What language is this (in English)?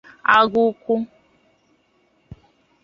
Igbo